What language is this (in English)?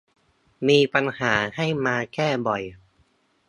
Thai